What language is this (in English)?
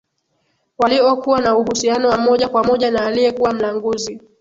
Swahili